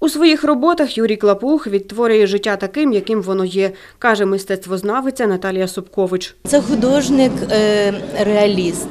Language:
Ukrainian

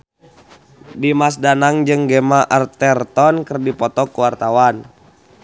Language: Sundanese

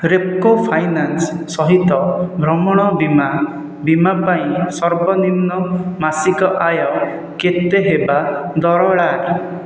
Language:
Odia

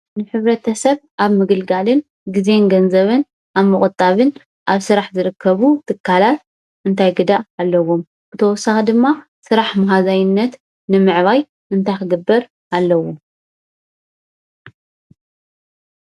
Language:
Tigrinya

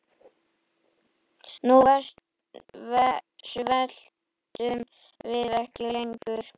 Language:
Icelandic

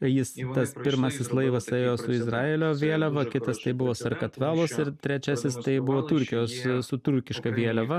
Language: Lithuanian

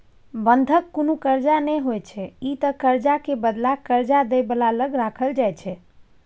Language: Maithili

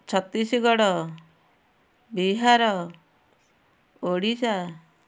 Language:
Odia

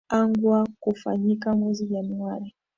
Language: Swahili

